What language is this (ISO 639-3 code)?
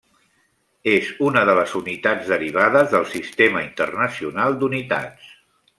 cat